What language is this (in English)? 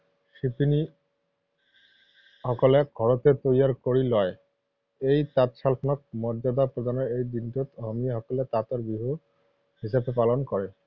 Assamese